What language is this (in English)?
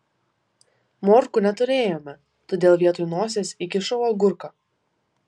Lithuanian